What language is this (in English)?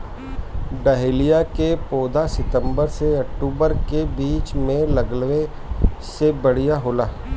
Bhojpuri